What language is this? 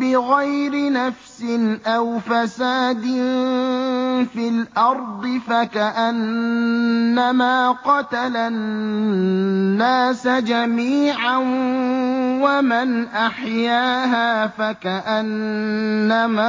Arabic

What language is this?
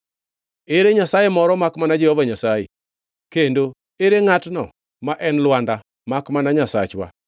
Luo (Kenya and Tanzania)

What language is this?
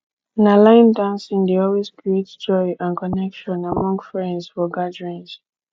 Nigerian Pidgin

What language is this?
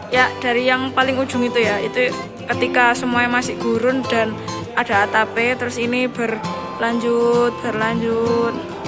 Indonesian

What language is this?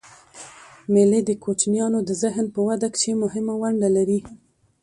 Pashto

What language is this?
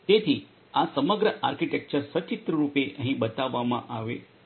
Gujarati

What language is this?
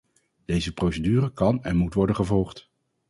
Dutch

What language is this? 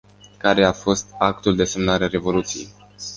Romanian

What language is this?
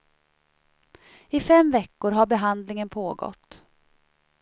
Swedish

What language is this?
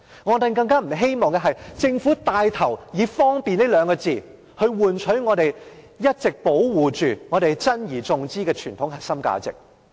Cantonese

